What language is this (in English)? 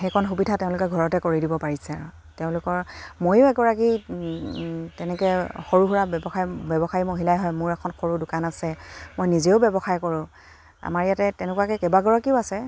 Assamese